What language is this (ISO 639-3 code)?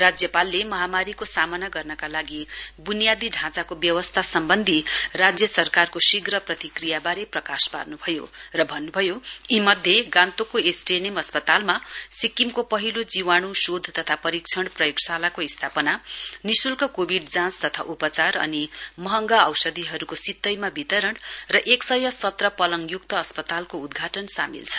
nep